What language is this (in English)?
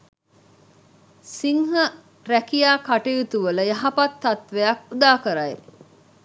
Sinhala